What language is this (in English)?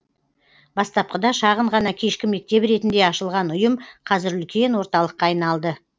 Kazakh